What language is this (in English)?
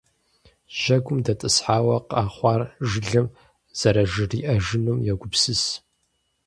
Kabardian